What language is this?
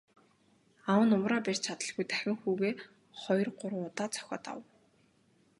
Mongolian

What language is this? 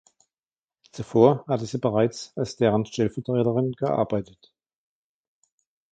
German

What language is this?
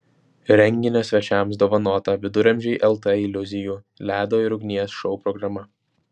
Lithuanian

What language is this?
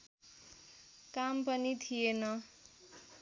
Nepali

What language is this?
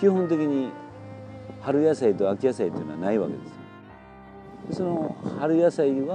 Japanese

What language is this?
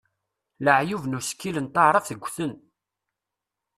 Kabyle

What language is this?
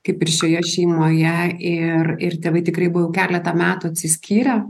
Lithuanian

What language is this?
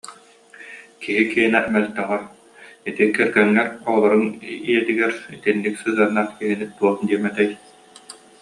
Yakut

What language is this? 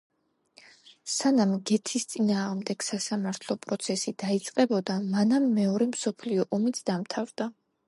Georgian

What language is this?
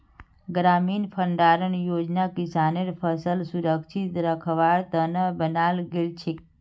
Magahi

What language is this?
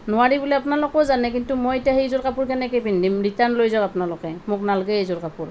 Assamese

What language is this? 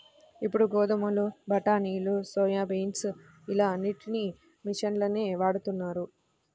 Telugu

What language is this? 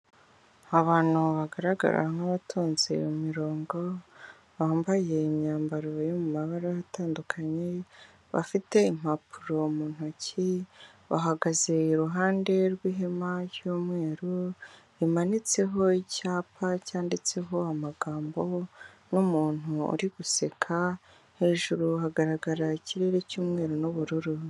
Kinyarwanda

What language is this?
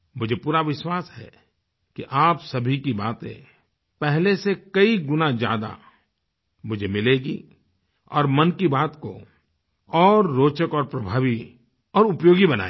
Hindi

